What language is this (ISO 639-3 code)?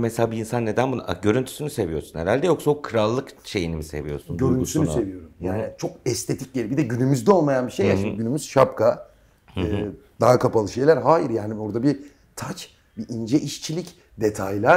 tur